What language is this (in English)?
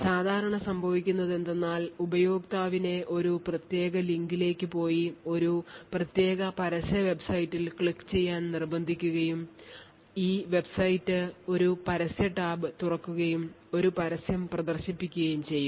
Malayalam